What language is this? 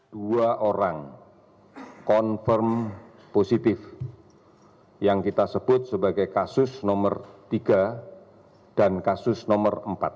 Indonesian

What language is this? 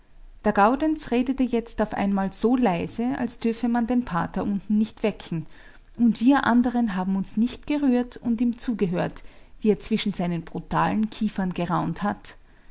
German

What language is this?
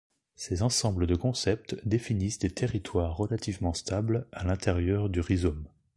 French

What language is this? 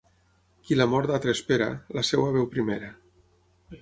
Catalan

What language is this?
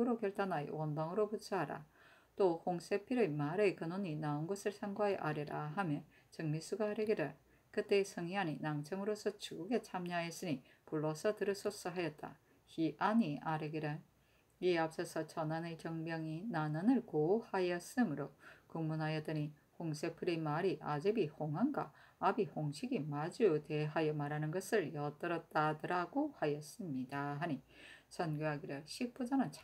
Korean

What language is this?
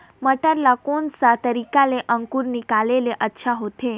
Chhattisgarhi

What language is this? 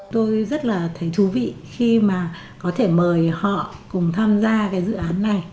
Vietnamese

